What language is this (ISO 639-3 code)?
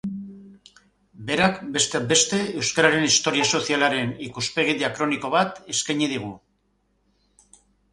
eus